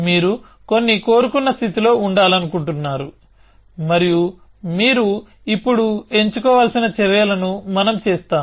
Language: Telugu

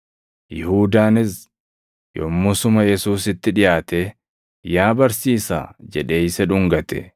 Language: Oromo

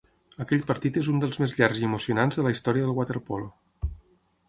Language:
Catalan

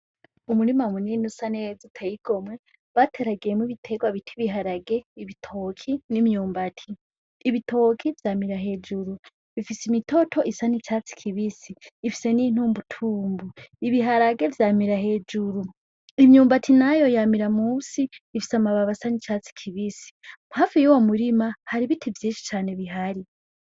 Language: Rundi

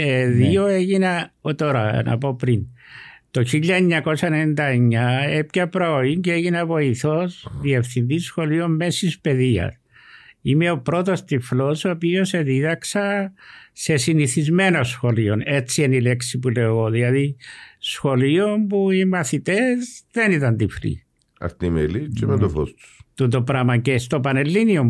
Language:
Greek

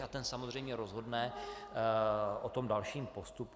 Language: Czech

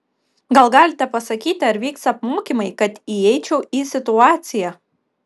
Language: Lithuanian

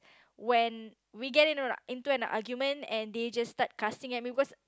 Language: English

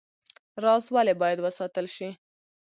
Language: Pashto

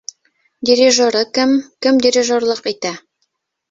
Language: Bashkir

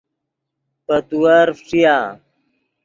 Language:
Yidgha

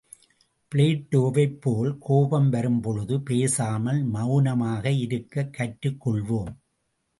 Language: Tamil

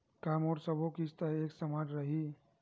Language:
Chhattisgarhi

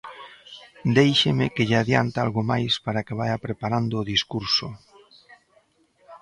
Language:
Galician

